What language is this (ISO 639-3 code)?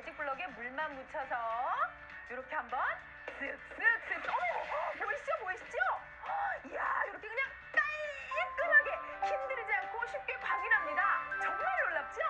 kor